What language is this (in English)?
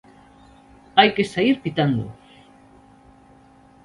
Galician